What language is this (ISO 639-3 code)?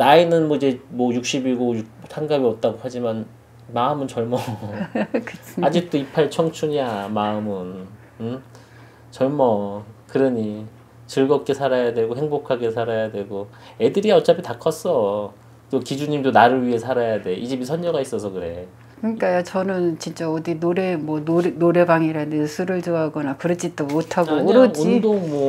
kor